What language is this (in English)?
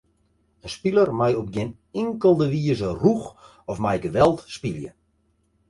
Western Frisian